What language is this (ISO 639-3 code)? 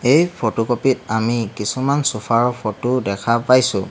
asm